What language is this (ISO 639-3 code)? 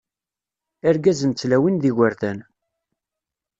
kab